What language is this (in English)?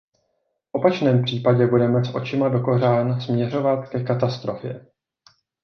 Czech